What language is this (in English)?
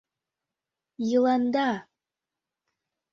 Mari